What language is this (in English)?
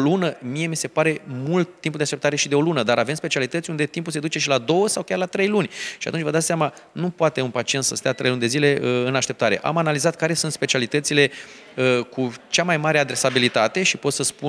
Romanian